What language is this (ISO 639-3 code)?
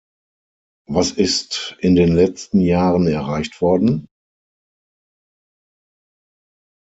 deu